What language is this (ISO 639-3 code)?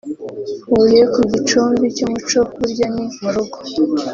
kin